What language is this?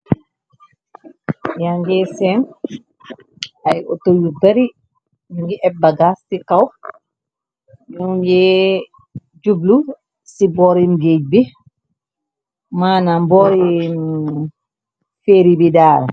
Wolof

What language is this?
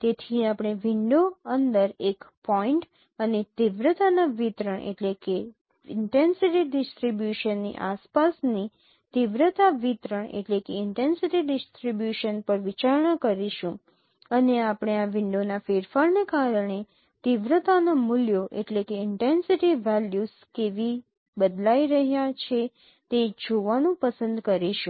Gujarati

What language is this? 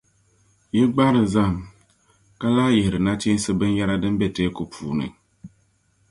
Dagbani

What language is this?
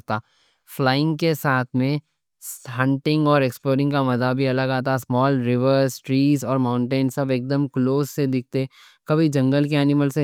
Deccan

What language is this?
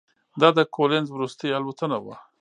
Pashto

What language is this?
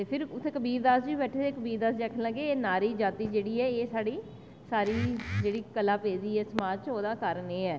Dogri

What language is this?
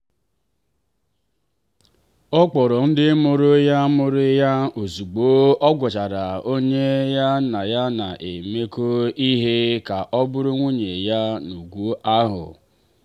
Igbo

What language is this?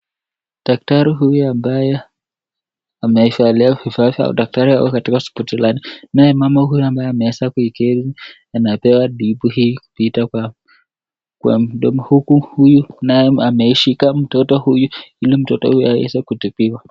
Swahili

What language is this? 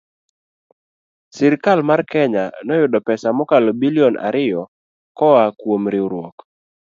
Luo (Kenya and Tanzania)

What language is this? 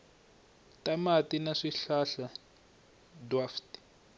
Tsonga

